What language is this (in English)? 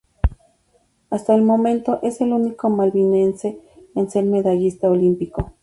Spanish